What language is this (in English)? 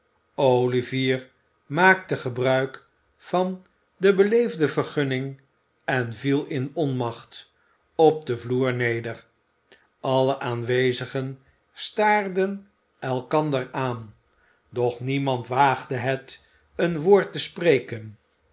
Dutch